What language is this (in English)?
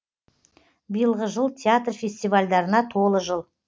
Kazakh